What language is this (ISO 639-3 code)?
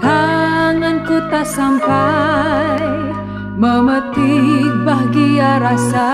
ind